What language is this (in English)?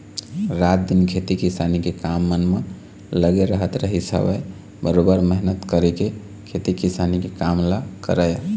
Chhattisgarhi